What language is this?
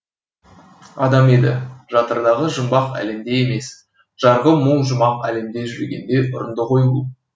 Kazakh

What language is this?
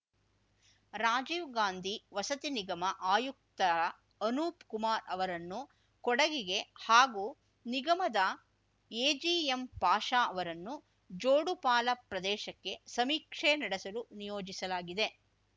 Kannada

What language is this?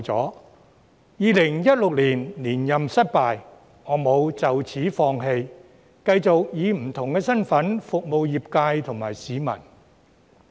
Cantonese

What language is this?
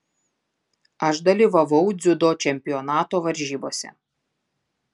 Lithuanian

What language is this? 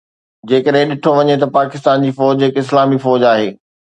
Sindhi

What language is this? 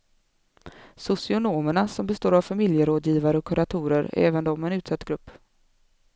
Swedish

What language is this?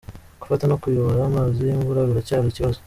Kinyarwanda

